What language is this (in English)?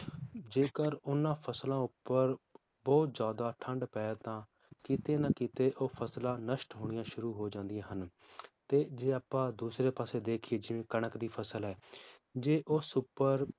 Punjabi